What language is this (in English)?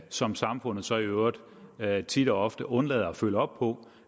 Danish